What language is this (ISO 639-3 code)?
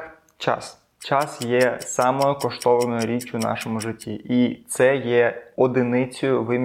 ukr